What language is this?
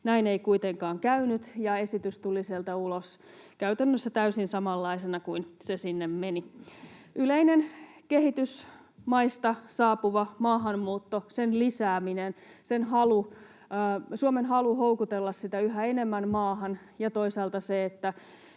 Finnish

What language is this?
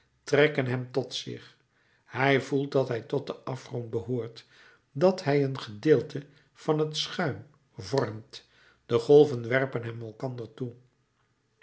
Dutch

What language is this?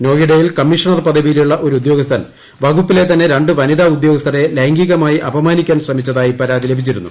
Malayalam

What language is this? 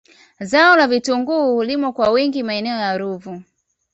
Swahili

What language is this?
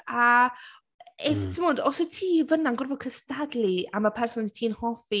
Welsh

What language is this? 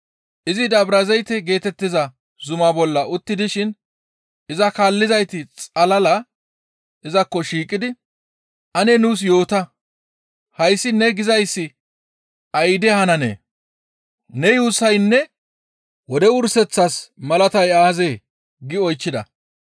Gamo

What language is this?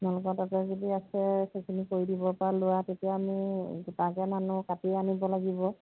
Assamese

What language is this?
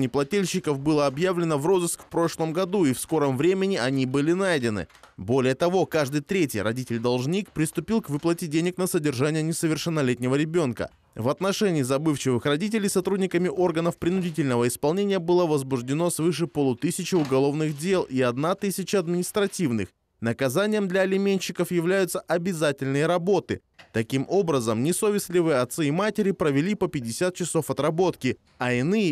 Russian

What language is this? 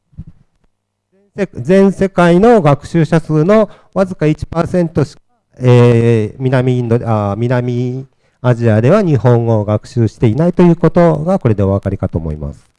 Japanese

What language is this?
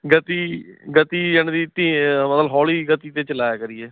Punjabi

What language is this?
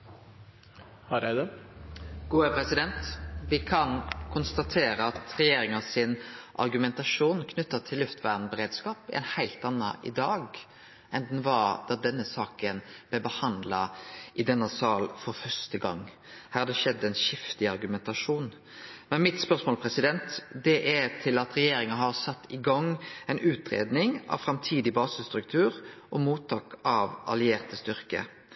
Norwegian Nynorsk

